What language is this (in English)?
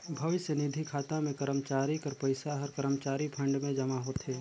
Chhattisgarhi